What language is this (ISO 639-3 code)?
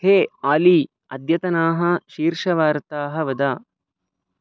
san